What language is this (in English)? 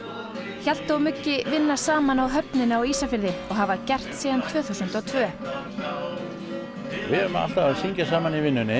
Icelandic